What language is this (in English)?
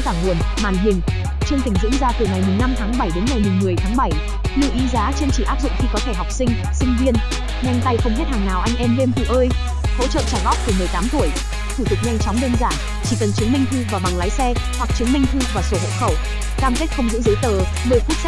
Vietnamese